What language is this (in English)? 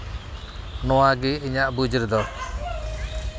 Santali